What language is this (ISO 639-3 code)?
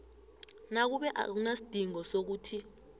nbl